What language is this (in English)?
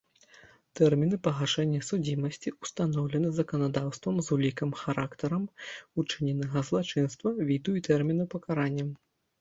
Belarusian